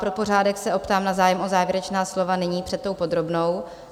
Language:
Czech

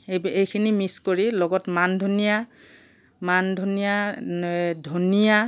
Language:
Assamese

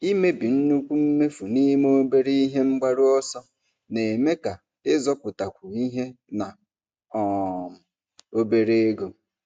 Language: Igbo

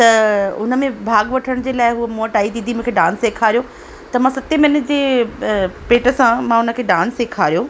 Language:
Sindhi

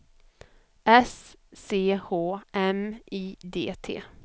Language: Swedish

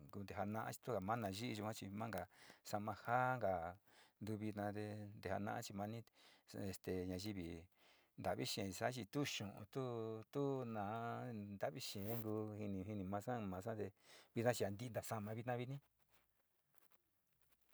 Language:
Sinicahua Mixtec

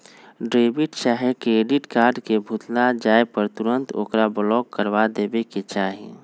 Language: Magahi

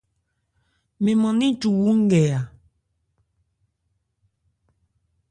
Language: Ebrié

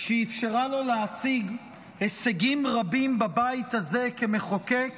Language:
Hebrew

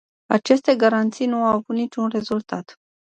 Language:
Romanian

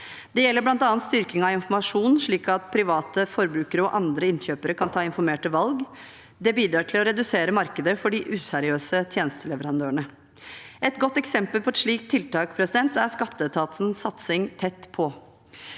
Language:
Norwegian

